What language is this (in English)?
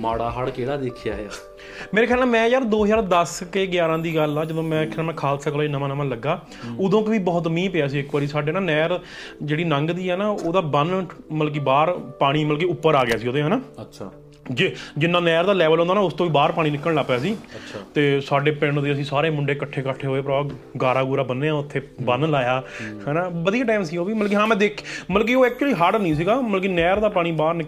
Punjabi